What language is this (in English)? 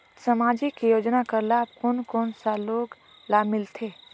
Chhattisgarhi